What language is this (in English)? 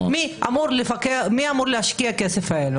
Hebrew